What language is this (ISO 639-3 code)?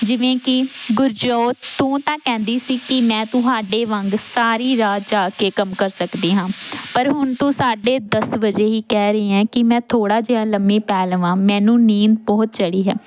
pan